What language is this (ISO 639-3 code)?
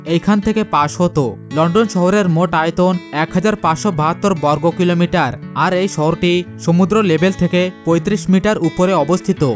ben